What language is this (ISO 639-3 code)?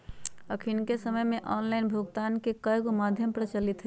mag